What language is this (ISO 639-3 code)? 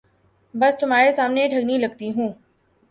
urd